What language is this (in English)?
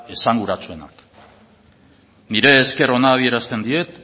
Basque